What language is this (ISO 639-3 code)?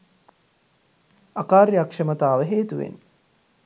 sin